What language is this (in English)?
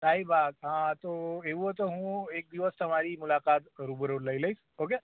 Gujarati